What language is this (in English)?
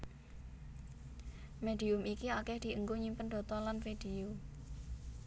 Javanese